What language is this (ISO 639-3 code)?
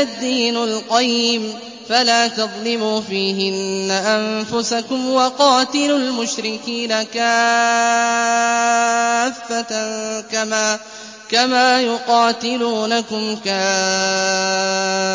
ara